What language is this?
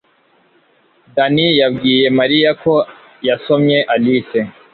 Kinyarwanda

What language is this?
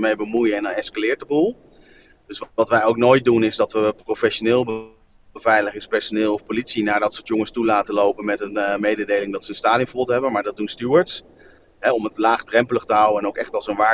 Dutch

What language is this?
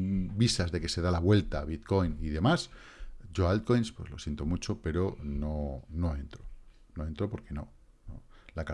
Spanish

